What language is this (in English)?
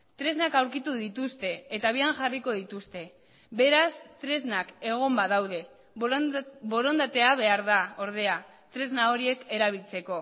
Basque